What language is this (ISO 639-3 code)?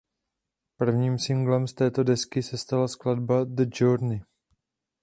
ces